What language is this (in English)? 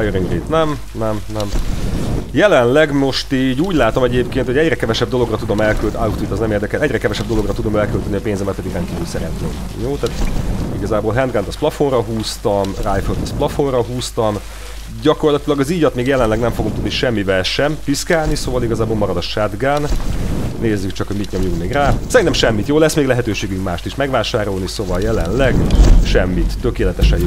Hungarian